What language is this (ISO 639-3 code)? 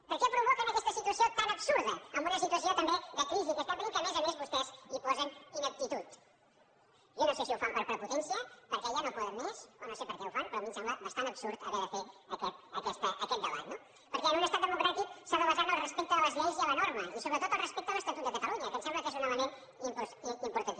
cat